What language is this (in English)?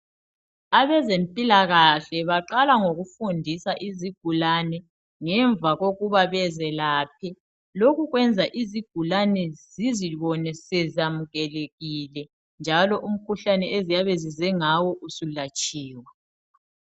North Ndebele